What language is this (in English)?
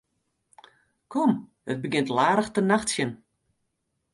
Western Frisian